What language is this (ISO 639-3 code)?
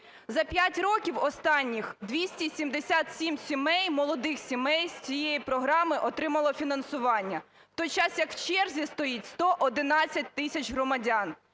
ukr